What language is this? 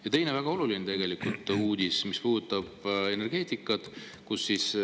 Estonian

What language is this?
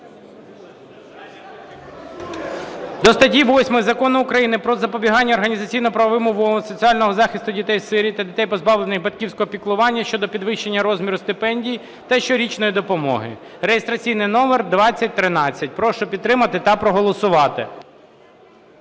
Ukrainian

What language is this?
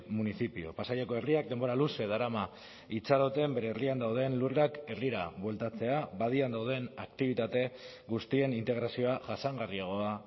Basque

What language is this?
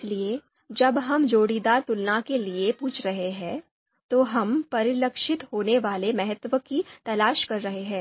Hindi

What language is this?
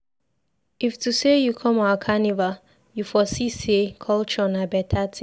Nigerian Pidgin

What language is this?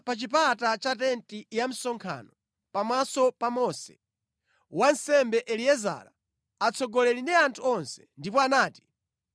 Nyanja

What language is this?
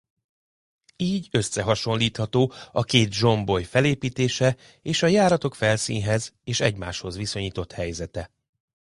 Hungarian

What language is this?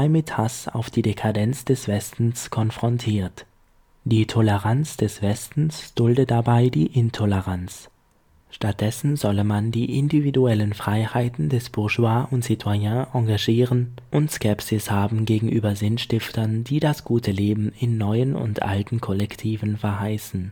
German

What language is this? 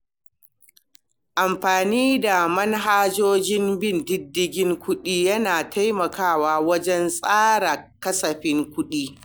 Hausa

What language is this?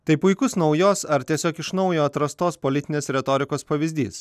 Lithuanian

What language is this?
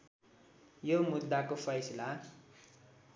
Nepali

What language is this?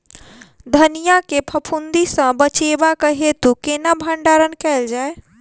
Maithili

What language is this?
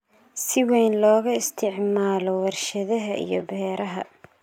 Somali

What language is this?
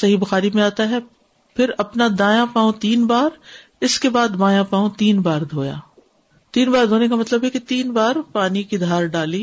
Urdu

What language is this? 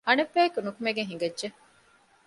Divehi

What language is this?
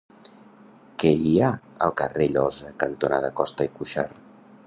Catalan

